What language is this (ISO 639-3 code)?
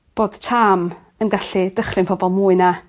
cym